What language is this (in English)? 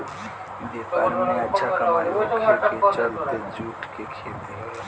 Bhojpuri